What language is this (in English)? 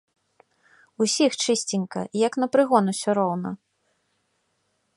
Belarusian